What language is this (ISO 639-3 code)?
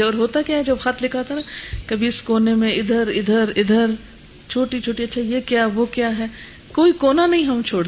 urd